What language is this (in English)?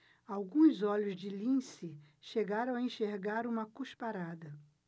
Portuguese